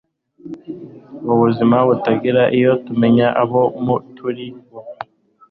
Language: Kinyarwanda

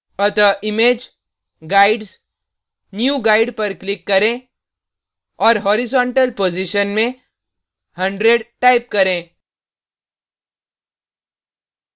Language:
Hindi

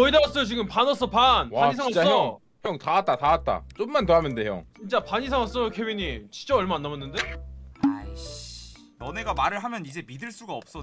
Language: Korean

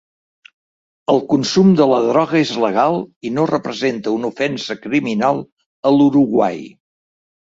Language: Catalan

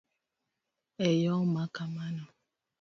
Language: Luo (Kenya and Tanzania)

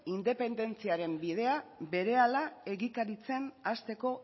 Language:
Basque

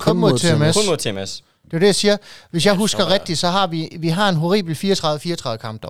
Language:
Danish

